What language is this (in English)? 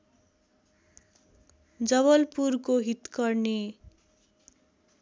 Nepali